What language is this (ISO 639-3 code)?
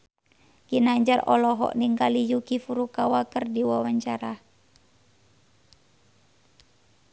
sun